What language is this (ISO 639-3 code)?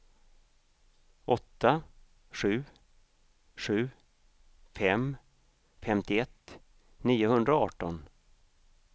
swe